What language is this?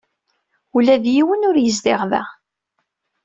Kabyle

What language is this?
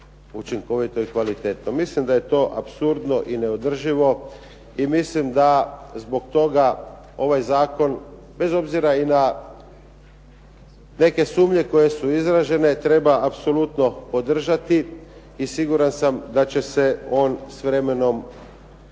Croatian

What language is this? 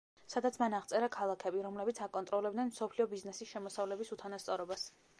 Georgian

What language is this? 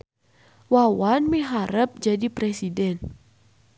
Sundanese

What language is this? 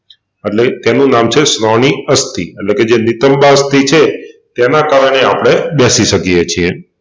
Gujarati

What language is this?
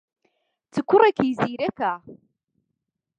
Central Kurdish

